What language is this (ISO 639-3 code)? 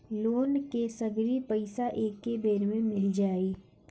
bho